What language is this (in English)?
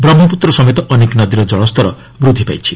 Odia